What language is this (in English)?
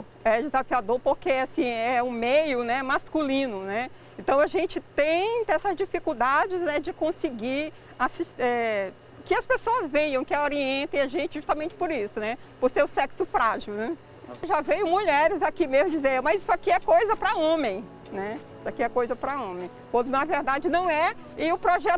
Portuguese